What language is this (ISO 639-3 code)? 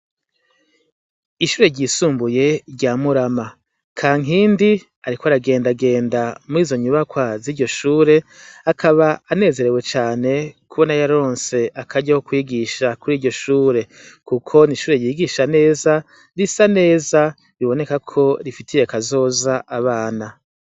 run